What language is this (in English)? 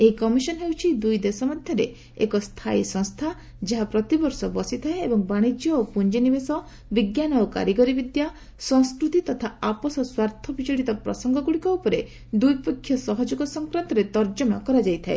Odia